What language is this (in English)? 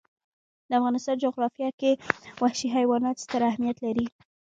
Pashto